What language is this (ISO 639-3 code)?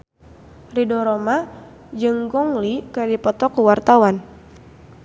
sun